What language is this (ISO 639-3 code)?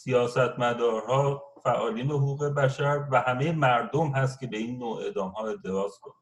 fas